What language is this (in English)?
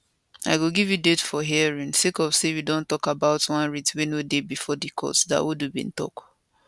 Nigerian Pidgin